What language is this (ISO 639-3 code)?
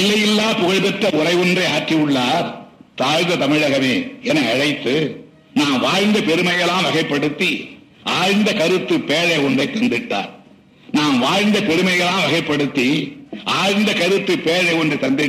tam